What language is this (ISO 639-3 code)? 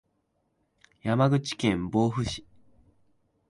jpn